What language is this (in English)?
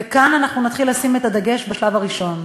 Hebrew